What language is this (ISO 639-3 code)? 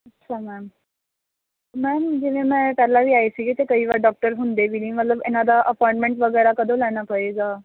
pan